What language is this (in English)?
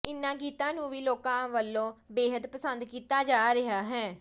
Punjabi